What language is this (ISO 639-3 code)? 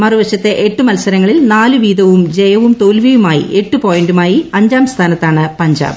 mal